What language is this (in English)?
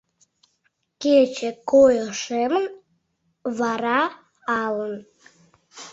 Mari